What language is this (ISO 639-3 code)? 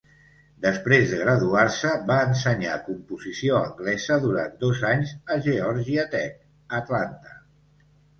cat